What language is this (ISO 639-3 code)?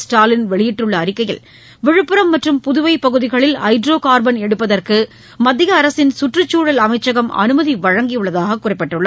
tam